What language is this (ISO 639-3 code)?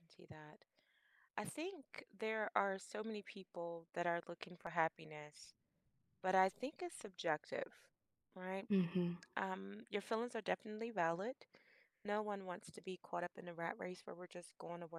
eng